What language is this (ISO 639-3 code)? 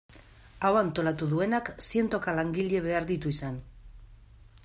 eus